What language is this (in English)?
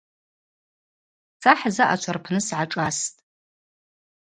Abaza